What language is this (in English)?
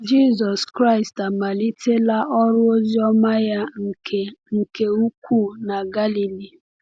Igbo